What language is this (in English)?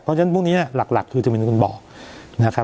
Thai